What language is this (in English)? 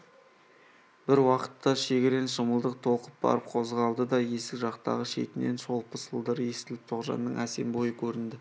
Kazakh